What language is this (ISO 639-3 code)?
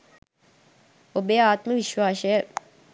sin